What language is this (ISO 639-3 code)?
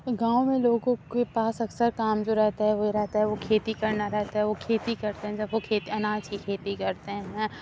urd